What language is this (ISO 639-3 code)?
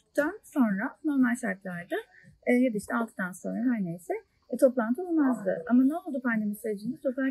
tur